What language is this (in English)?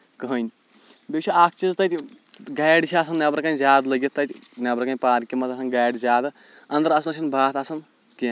Kashmiri